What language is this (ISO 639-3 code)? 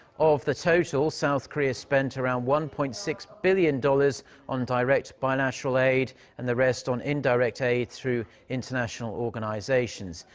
eng